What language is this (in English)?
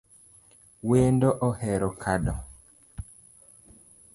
Luo (Kenya and Tanzania)